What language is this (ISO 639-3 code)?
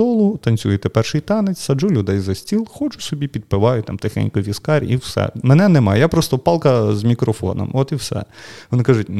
ukr